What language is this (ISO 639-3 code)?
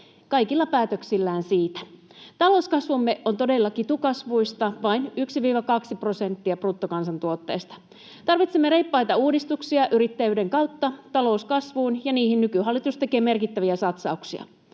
fin